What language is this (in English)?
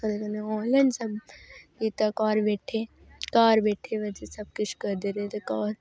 Dogri